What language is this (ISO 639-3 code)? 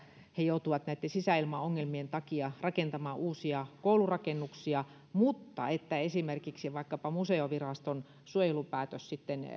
fin